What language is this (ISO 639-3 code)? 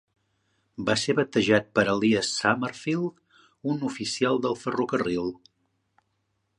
cat